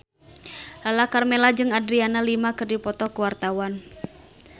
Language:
Sundanese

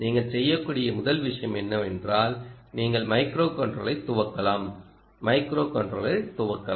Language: Tamil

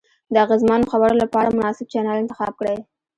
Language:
Pashto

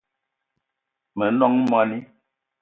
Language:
Eton (Cameroon)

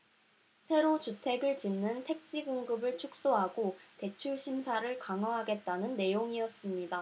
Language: Korean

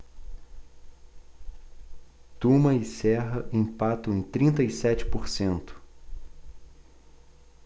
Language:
Portuguese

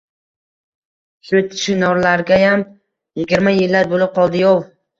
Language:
Uzbek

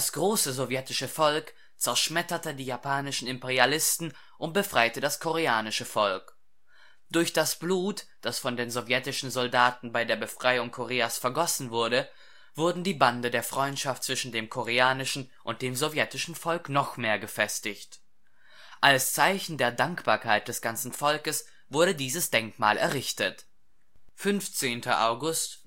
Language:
German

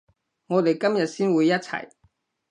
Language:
Cantonese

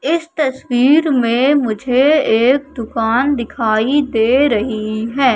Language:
Hindi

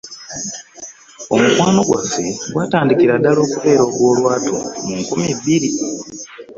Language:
Ganda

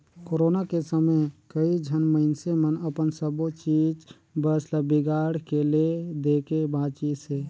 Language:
Chhattisgarhi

